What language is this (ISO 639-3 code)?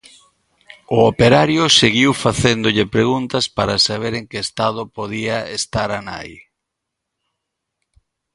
glg